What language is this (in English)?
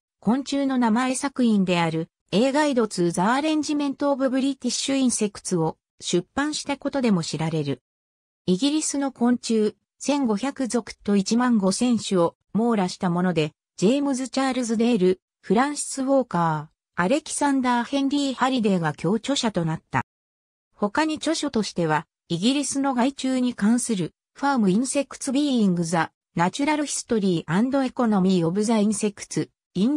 Japanese